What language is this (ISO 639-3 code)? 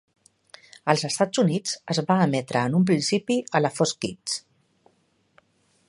cat